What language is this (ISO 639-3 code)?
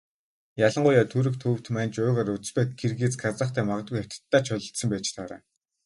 mon